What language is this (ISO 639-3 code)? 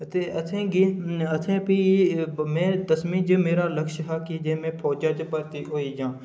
doi